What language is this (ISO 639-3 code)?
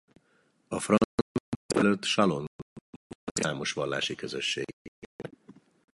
hun